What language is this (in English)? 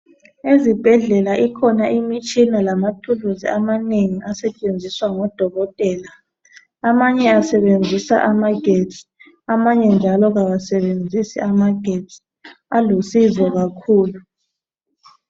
North Ndebele